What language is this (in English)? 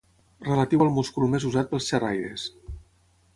Catalan